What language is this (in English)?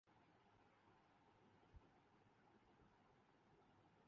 Urdu